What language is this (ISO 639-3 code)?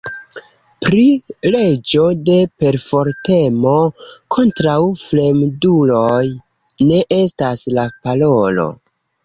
epo